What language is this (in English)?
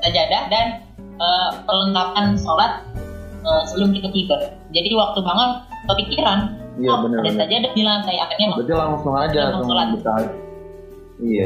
Indonesian